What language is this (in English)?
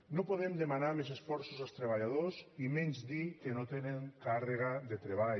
Catalan